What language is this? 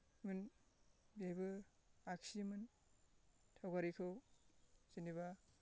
Bodo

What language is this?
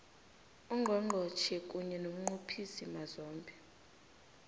South Ndebele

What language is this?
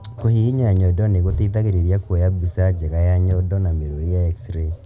Kikuyu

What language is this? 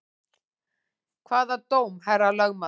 Icelandic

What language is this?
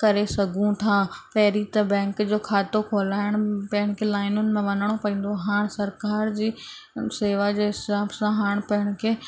Sindhi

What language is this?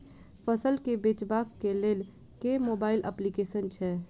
Maithili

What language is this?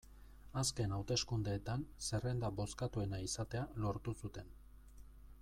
Basque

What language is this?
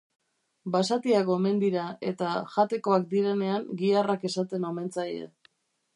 Basque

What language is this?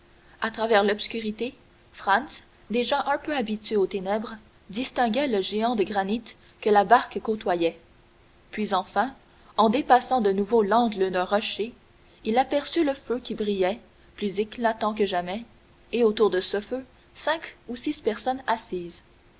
French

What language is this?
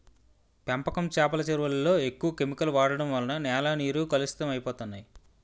Telugu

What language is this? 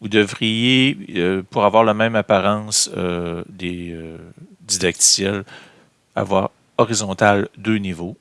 French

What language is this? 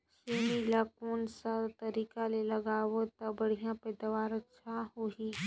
Chhattisgarhi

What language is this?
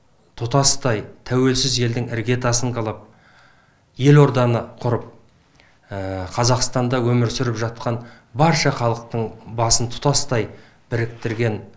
Kazakh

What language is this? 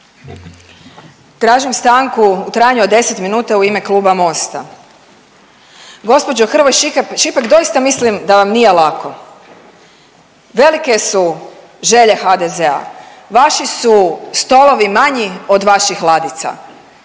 Croatian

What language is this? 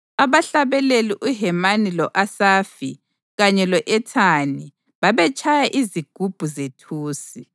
North Ndebele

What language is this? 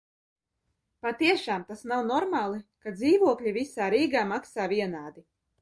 Latvian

